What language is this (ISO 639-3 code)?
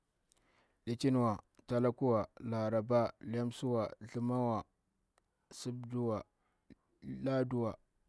bwr